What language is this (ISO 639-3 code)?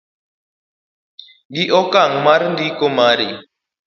luo